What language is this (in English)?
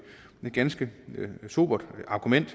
Danish